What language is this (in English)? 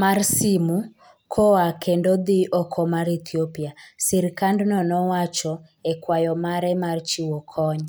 Luo (Kenya and Tanzania)